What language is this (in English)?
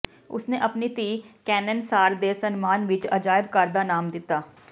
Punjabi